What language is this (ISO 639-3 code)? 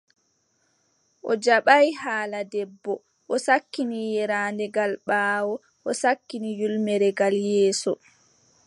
fub